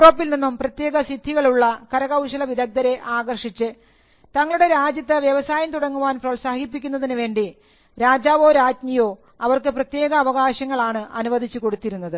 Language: Malayalam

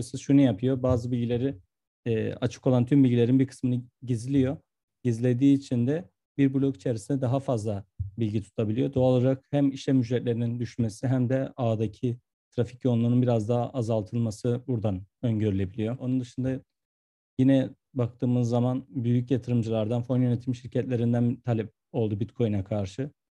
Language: Turkish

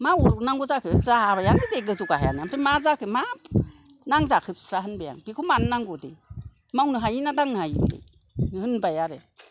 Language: Bodo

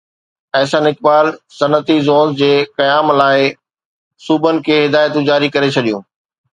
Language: Sindhi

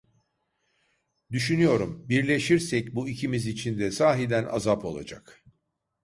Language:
Turkish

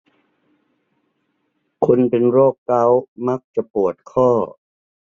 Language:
Thai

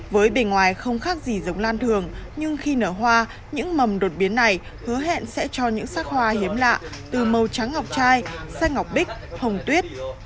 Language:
Vietnamese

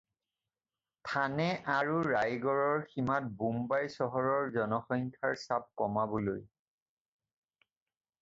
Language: Assamese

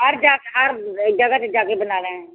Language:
Punjabi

